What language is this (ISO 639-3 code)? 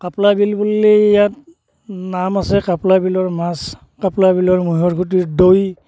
asm